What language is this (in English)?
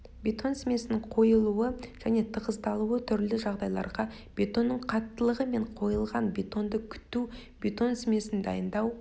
Kazakh